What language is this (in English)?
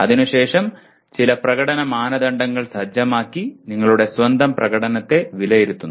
Malayalam